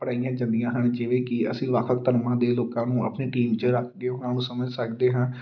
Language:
Punjabi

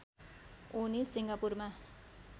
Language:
Nepali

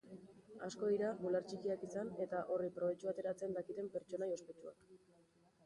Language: Basque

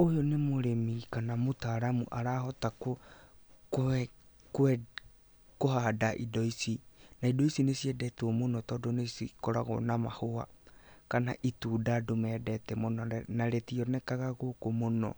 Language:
Kikuyu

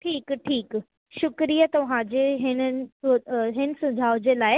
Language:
Sindhi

